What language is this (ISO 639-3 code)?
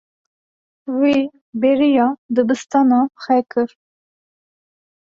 kur